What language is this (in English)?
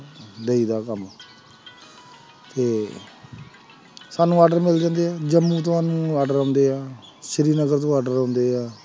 Punjabi